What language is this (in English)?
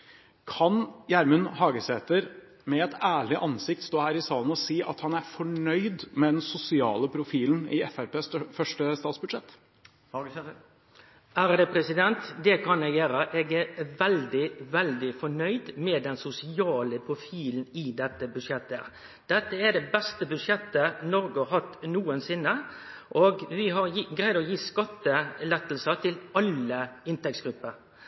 Norwegian